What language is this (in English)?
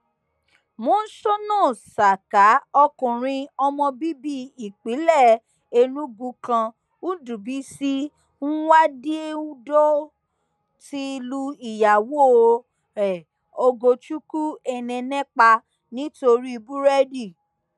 Yoruba